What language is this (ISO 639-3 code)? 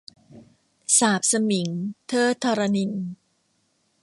tha